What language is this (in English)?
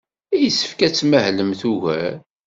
Kabyle